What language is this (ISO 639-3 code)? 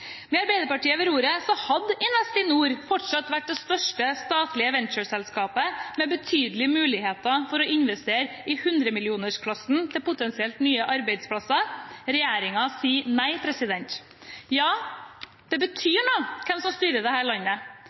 nob